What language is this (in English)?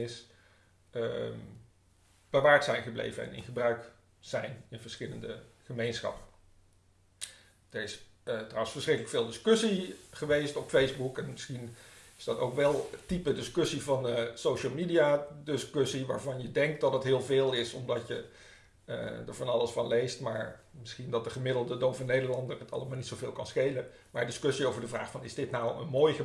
Dutch